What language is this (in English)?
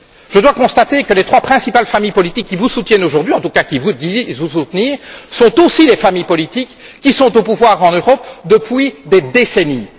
French